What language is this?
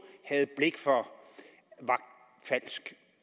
Danish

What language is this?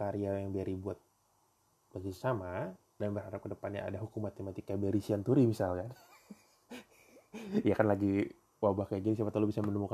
Indonesian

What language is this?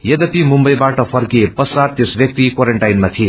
Nepali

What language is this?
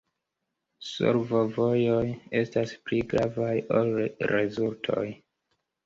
Esperanto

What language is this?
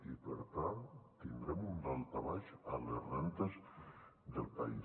Catalan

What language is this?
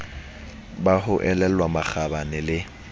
Southern Sotho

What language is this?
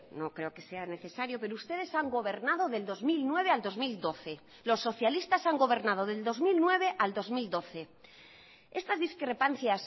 Spanish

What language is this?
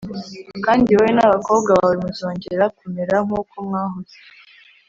Kinyarwanda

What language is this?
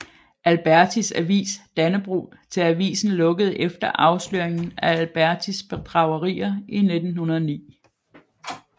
Danish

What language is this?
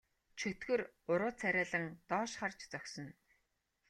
Mongolian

